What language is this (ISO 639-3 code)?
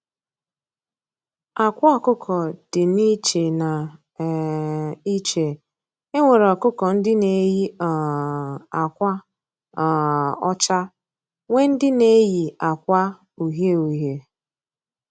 ibo